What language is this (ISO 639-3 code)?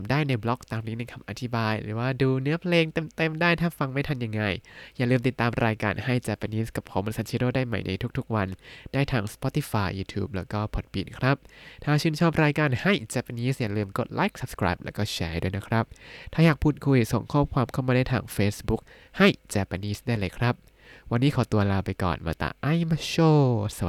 tha